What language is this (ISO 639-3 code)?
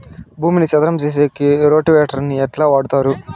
tel